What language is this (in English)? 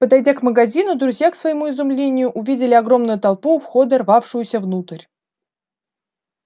Russian